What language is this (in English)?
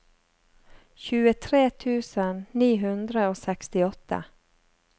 Norwegian